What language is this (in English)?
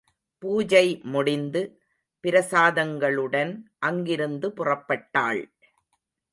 Tamil